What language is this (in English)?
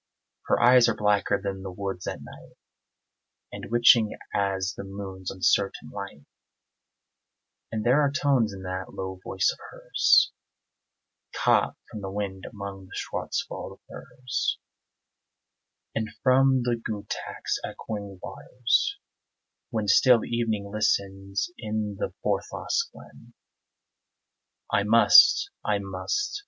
English